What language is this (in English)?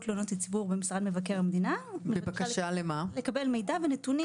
Hebrew